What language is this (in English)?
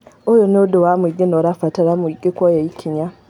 Kikuyu